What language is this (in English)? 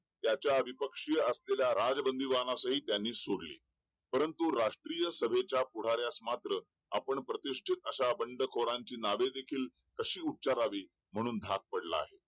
Marathi